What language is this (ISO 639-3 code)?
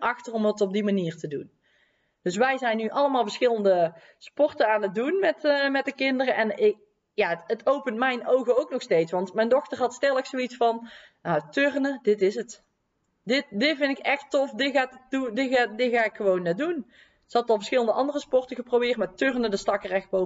nld